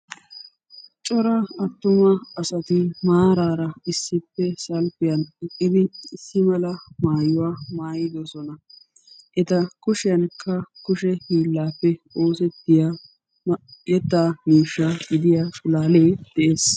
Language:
Wolaytta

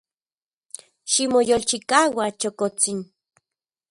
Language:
Central Puebla Nahuatl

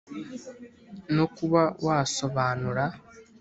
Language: Kinyarwanda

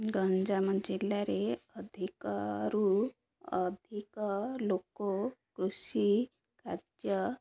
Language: Odia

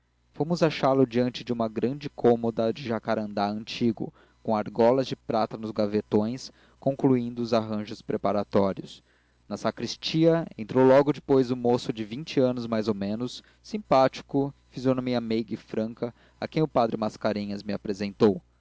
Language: Portuguese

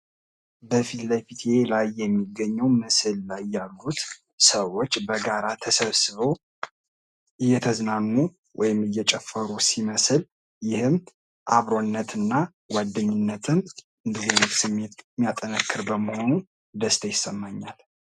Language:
Amharic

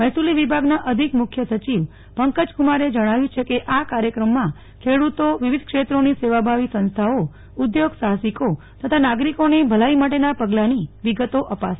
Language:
Gujarati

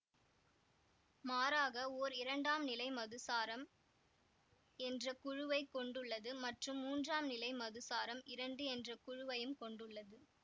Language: Tamil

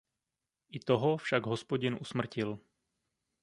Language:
Czech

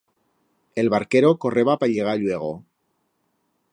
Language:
Aragonese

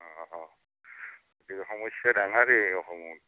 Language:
Assamese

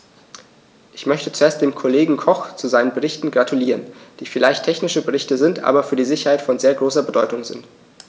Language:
German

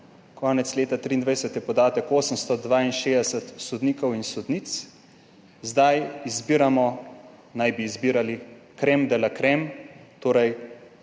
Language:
Slovenian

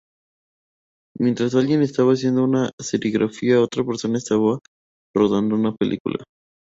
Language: Spanish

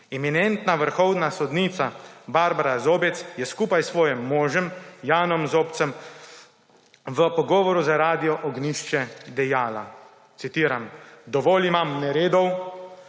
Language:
Slovenian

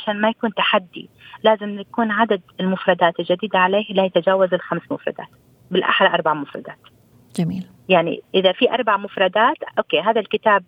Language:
Arabic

